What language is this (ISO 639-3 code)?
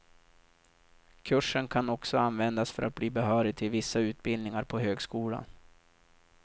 swe